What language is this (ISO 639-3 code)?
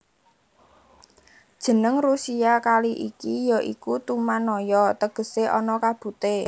jav